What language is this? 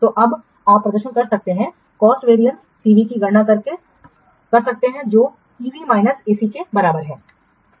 Hindi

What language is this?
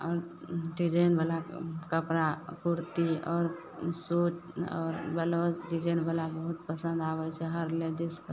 Maithili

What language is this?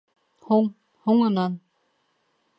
Bashkir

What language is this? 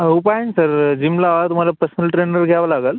Marathi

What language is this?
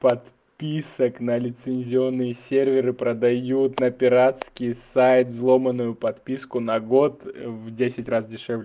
Russian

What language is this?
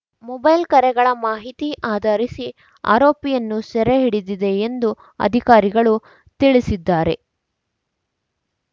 Kannada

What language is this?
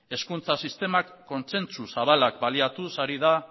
Basque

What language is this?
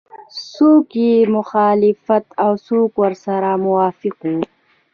Pashto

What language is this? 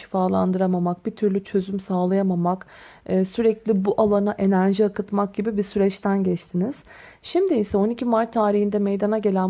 Turkish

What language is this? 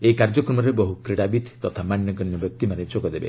Odia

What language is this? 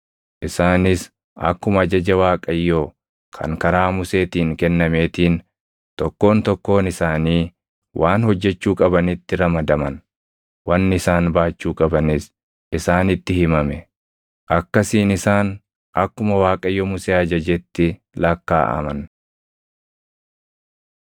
Oromo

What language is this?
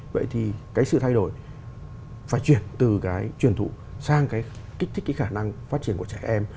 Vietnamese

